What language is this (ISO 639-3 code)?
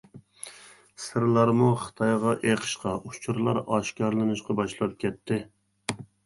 uig